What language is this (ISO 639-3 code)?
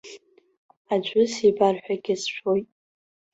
abk